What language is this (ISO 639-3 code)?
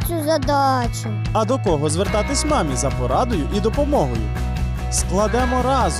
ukr